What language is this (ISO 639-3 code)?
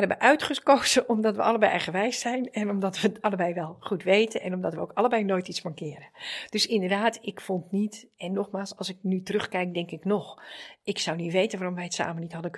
nld